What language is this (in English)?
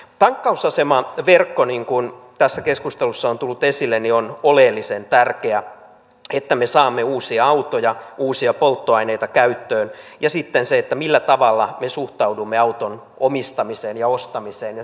Finnish